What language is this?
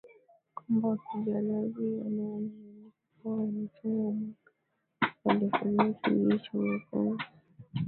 Swahili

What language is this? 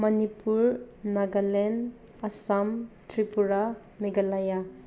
Manipuri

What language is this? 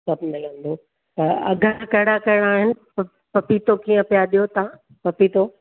Sindhi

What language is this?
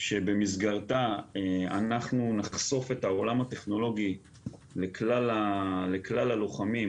Hebrew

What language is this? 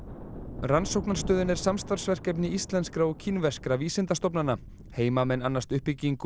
Icelandic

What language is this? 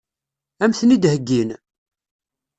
Kabyle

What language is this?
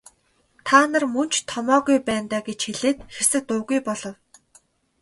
Mongolian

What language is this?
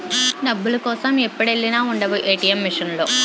Telugu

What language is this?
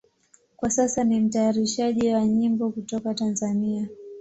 Swahili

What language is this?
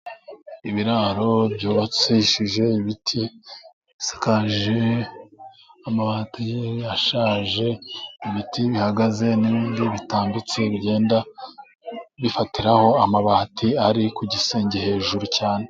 Kinyarwanda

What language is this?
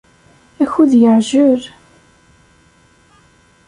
Kabyle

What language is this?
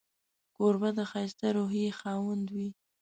Pashto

